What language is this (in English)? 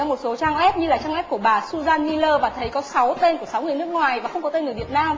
Vietnamese